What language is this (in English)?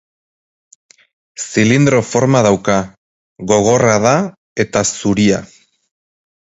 Basque